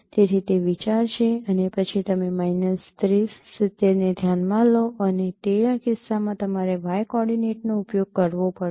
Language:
Gujarati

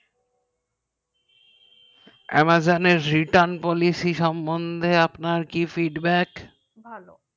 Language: Bangla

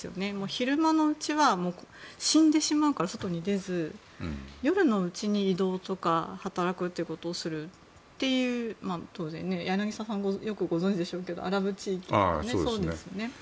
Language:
Japanese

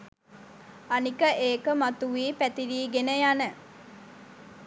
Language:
Sinhala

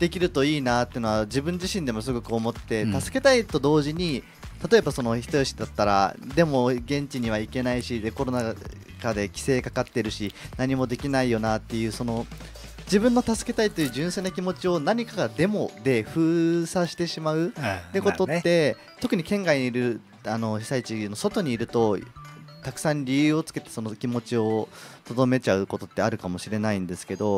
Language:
Japanese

